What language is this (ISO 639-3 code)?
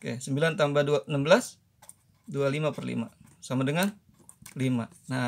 ind